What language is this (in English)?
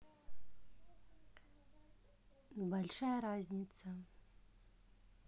Russian